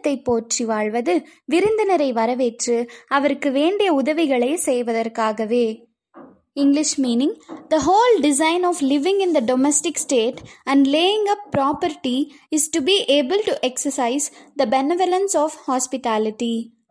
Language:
Tamil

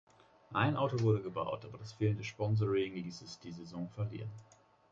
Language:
German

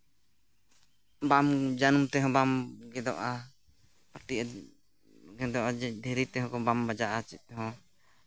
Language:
Santali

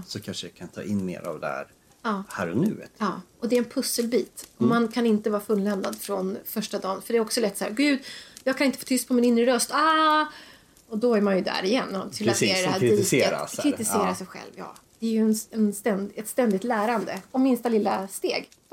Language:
Swedish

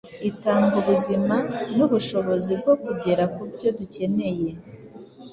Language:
Kinyarwanda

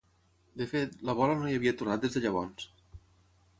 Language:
Catalan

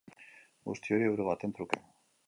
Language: Basque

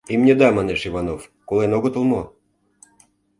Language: Mari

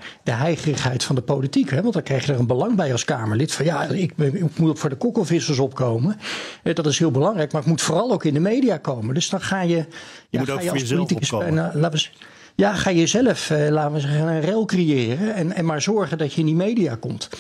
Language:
Dutch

